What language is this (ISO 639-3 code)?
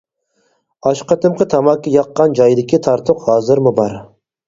uig